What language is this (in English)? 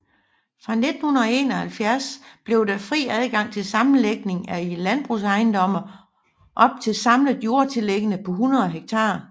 Danish